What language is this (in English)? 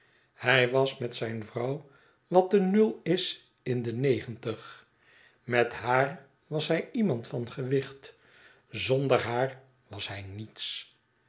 Dutch